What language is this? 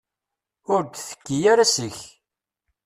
Kabyle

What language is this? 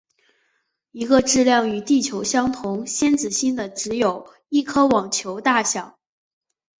Chinese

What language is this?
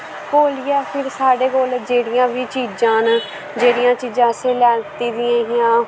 Dogri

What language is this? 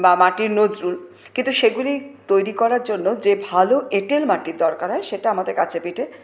Bangla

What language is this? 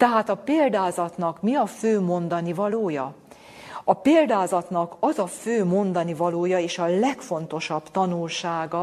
Hungarian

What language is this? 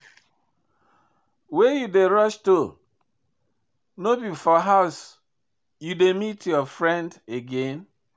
Nigerian Pidgin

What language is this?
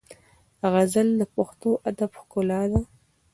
Pashto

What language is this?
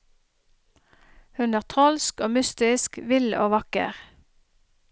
Norwegian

